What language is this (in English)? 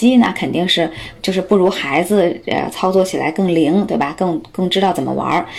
Chinese